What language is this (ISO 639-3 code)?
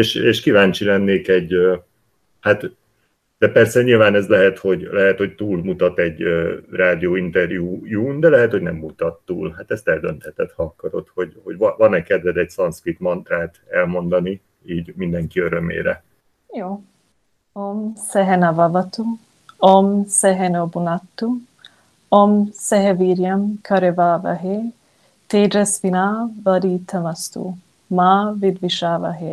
hun